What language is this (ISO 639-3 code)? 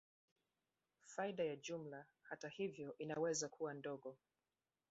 swa